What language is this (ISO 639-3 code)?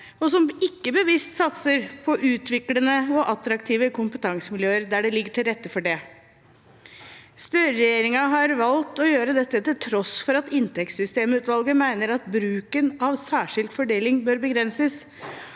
nor